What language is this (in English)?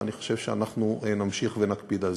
Hebrew